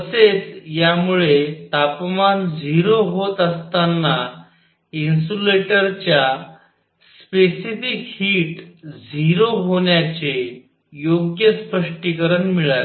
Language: Marathi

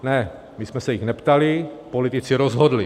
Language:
Czech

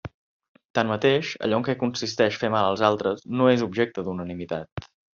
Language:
Catalan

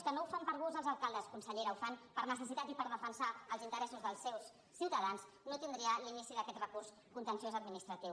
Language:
Catalan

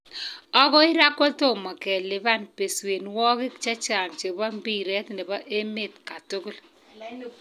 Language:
Kalenjin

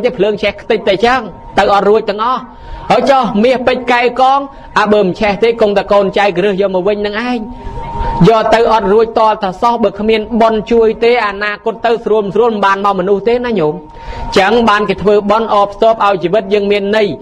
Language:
Thai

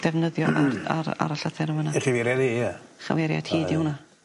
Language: Welsh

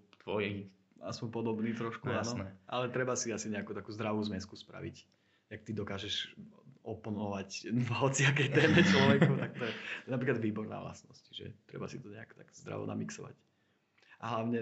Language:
Slovak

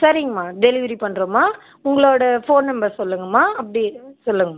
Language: Tamil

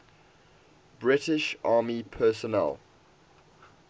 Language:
English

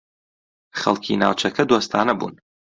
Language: Central Kurdish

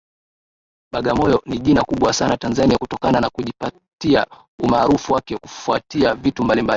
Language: Swahili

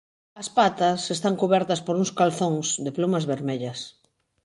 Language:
Galician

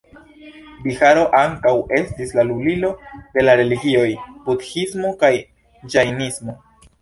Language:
Esperanto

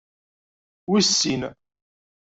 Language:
Kabyle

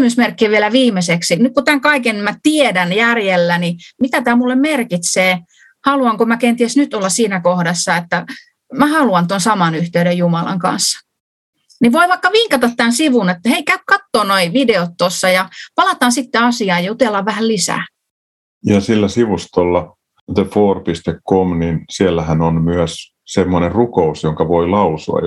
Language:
Finnish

